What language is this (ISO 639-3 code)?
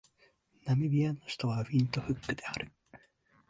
jpn